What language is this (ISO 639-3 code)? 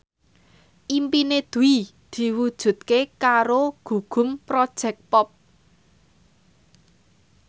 jav